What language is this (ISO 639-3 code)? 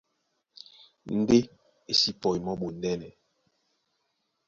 dua